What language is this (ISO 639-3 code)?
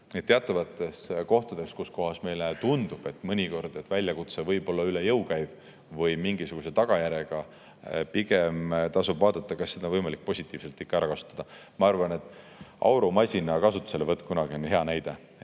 est